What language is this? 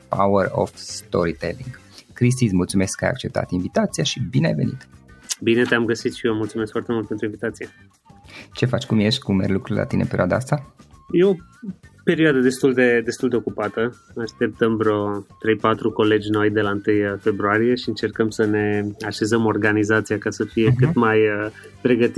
Romanian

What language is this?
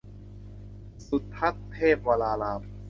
Thai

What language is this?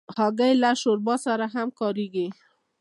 Pashto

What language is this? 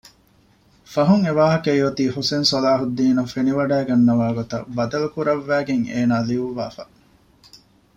Divehi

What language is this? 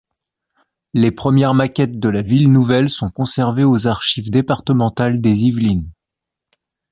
French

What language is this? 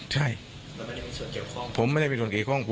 Thai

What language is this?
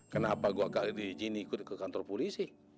Indonesian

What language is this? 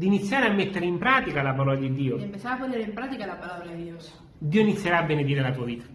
Italian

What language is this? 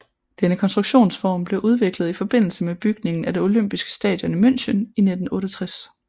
Danish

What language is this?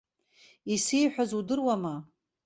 Abkhazian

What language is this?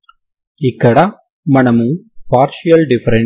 Telugu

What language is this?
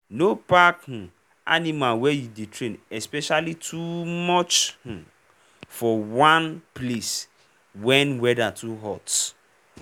Nigerian Pidgin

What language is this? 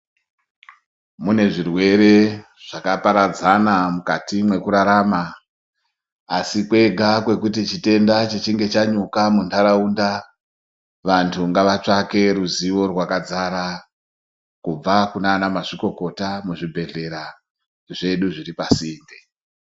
Ndau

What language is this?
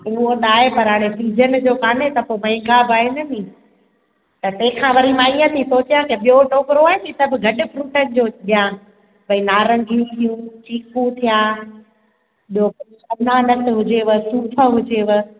Sindhi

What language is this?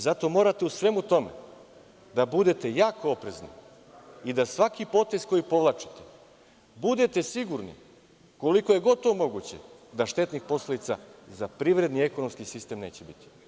Serbian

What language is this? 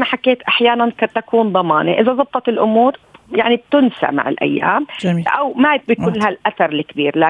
Arabic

